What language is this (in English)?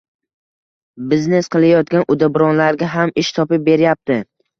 Uzbek